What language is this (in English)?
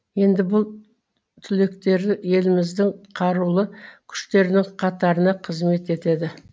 Kazakh